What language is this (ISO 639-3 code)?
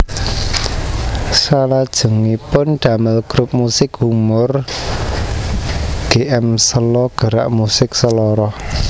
jav